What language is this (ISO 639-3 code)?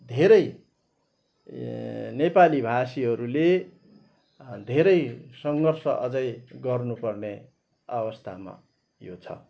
nep